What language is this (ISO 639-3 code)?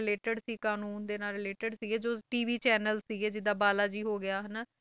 pan